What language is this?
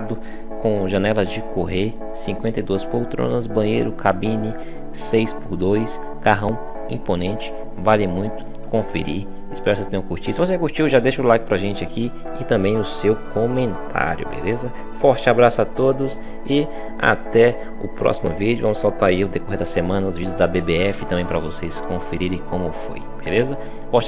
Portuguese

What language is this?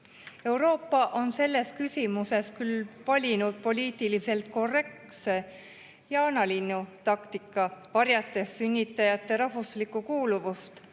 Estonian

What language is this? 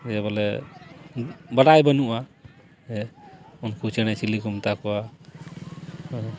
Santali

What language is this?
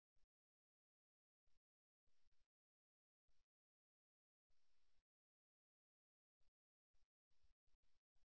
Tamil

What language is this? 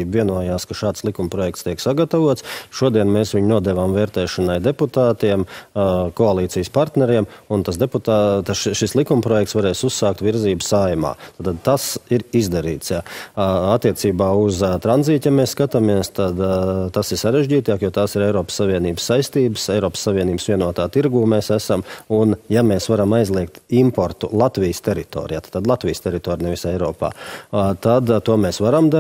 Latvian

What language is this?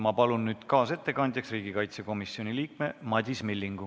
Estonian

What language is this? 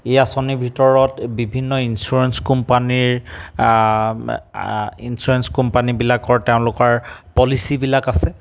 Assamese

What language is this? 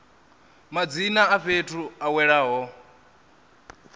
Venda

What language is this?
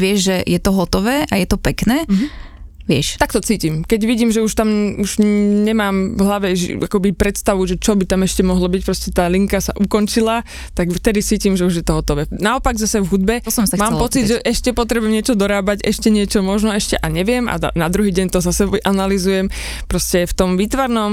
Slovak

